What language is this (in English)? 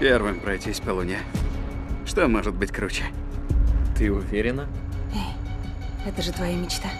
Russian